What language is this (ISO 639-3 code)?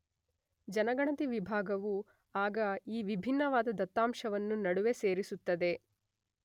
kan